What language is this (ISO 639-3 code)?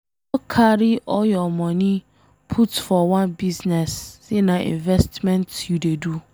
pcm